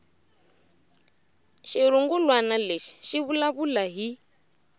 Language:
Tsonga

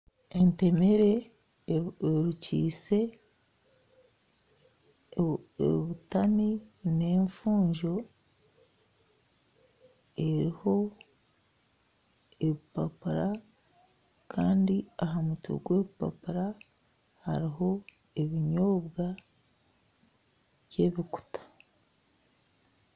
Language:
Nyankole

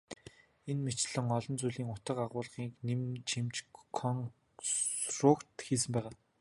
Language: Mongolian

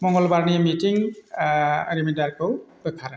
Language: Bodo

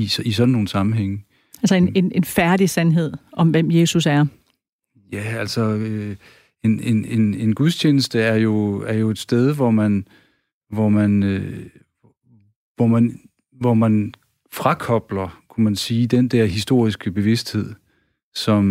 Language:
Danish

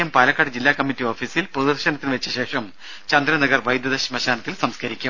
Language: Malayalam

